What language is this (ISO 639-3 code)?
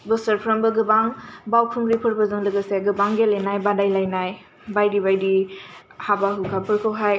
brx